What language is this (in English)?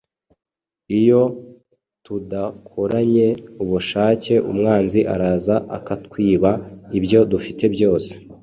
Kinyarwanda